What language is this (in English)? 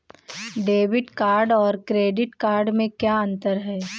Hindi